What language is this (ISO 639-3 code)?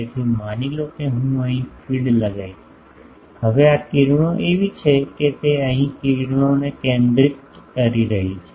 guj